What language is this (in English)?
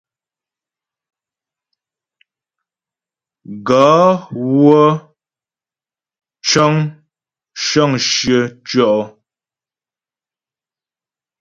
Ghomala